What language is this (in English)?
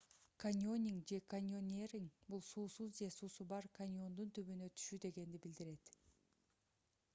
Kyrgyz